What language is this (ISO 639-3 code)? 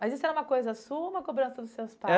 por